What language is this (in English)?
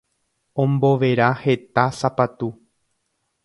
Guarani